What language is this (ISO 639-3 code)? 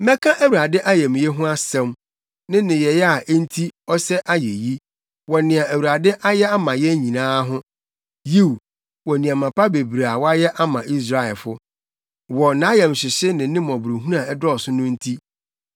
aka